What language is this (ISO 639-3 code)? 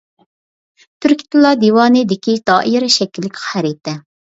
uig